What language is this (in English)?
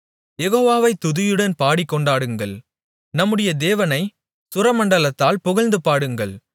Tamil